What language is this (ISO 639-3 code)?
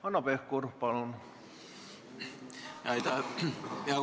est